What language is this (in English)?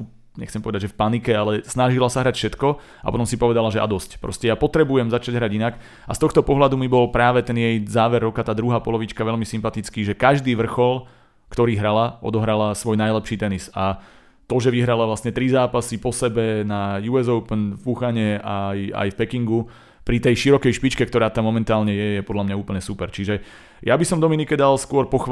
Slovak